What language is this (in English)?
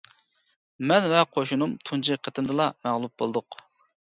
Uyghur